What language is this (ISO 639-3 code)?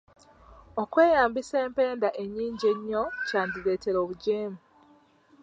lug